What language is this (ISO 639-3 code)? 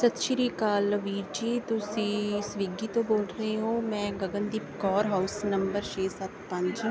pan